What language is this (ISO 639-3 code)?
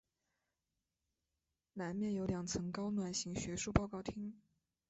zho